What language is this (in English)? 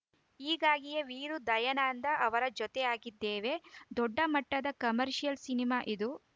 Kannada